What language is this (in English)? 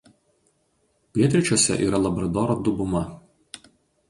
Lithuanian